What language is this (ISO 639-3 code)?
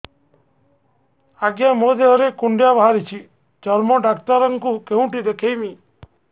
ori